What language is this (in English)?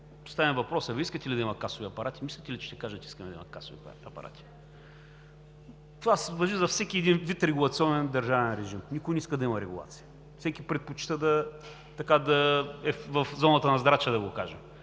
Bulgarian